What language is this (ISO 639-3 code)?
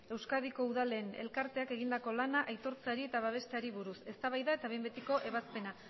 eus